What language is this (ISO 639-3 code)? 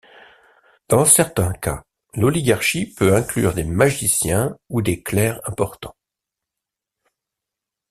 fra